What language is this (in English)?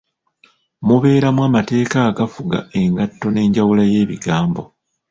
Ganda